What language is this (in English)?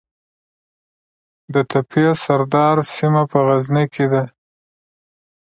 Pashto